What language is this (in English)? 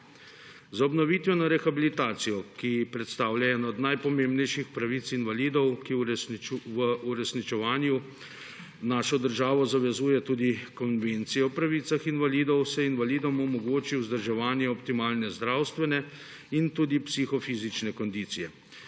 Slovenian